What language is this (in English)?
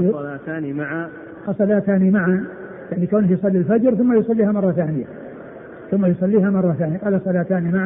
Arabic